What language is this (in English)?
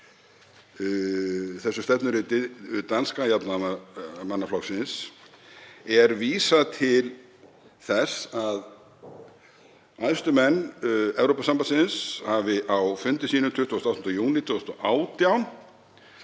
Icelandic